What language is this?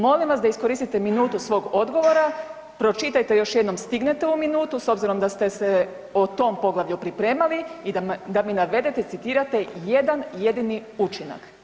Croatian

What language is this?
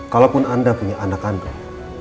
Indonesian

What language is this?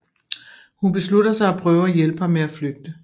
Danish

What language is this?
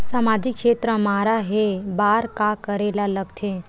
Chhattisgarhi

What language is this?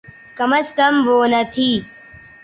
Urdu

